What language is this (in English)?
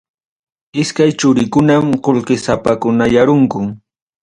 Ayacucho Quechua